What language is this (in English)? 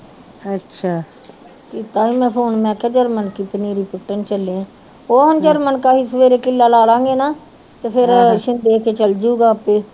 Punjabi